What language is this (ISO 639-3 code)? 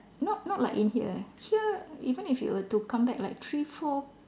eng